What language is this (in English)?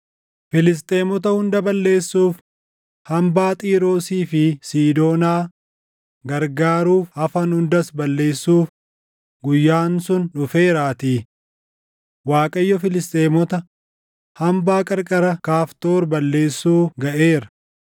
Oromo